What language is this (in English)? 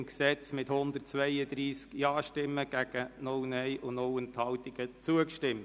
Swiss German